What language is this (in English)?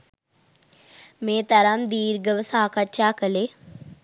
Sinhala